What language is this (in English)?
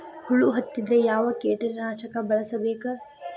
Kannada